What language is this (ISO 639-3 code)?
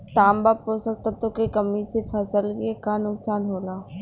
bho